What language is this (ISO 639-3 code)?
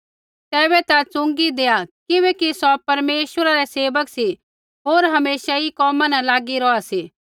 kfx